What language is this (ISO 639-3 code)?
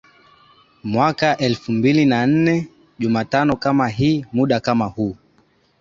swa